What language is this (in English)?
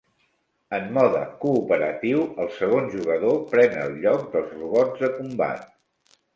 Catalan